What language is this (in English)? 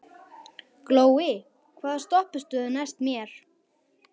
Icelandic